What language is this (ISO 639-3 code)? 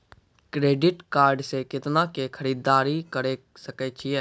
mai